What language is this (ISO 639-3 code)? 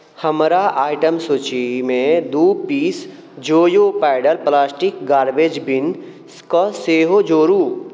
mai